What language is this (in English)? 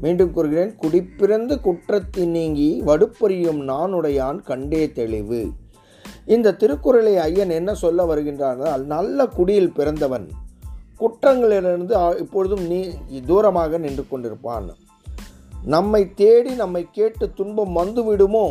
Tamil